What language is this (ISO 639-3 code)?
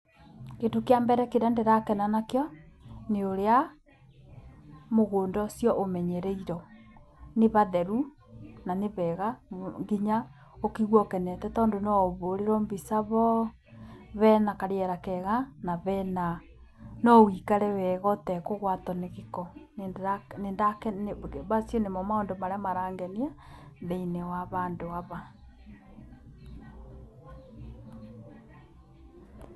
kik